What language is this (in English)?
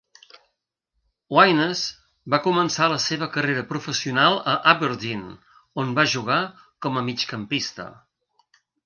Catalan